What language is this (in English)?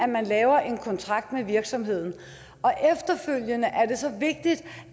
Danish